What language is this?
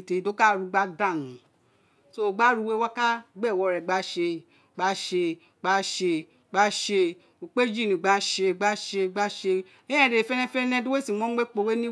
Isekiri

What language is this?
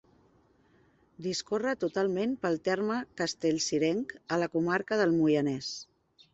Catalan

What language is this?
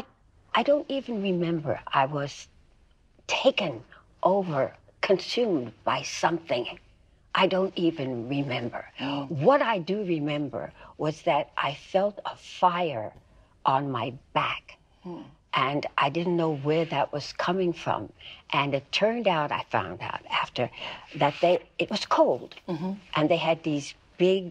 English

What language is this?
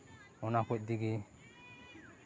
Santali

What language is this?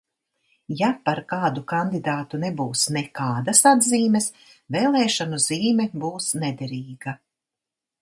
Latvian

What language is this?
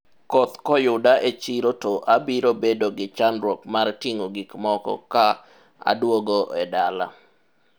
Luo (Kenya and Tanzania)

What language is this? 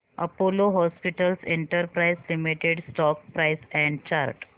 Marathi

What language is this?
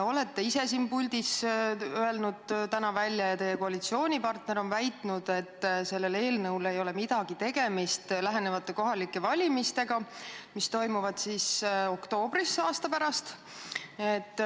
Estonian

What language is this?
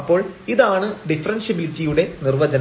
Malayalam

